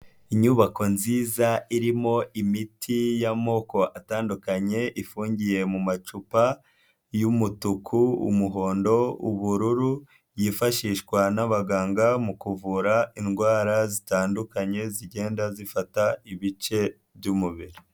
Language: Kinyarwanda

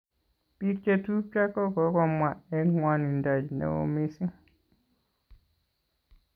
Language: Kalenjin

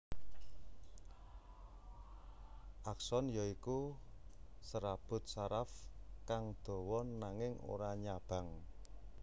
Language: Javanese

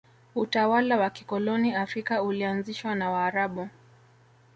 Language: Swahili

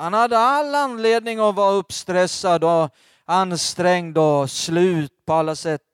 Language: Swedish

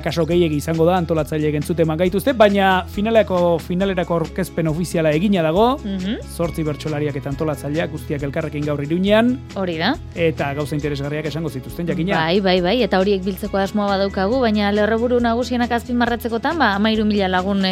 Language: Spanish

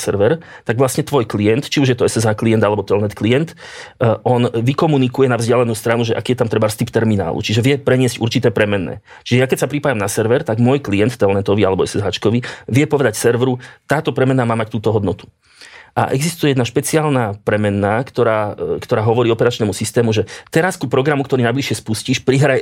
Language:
Slovak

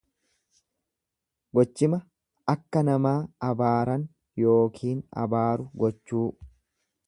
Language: Oromo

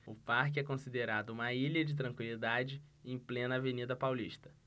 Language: Portuguese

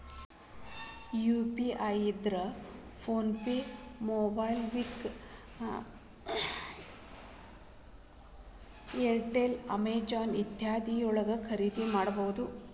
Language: Kannada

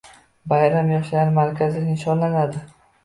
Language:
Uzbek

